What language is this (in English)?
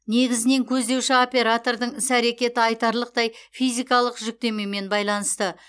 Kazakh